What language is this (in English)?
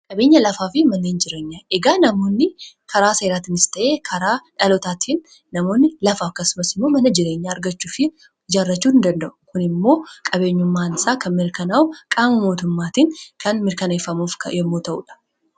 Oromo